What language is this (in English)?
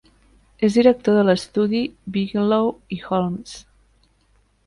Catalan